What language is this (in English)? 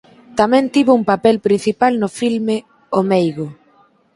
Galician